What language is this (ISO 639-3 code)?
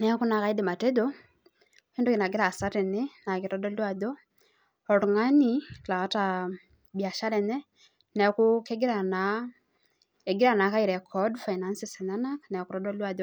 mas